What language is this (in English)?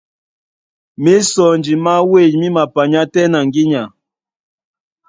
Duala